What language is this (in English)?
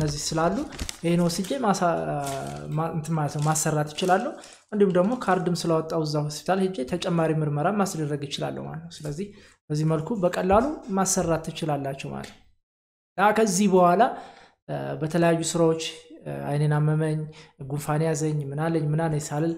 Arabic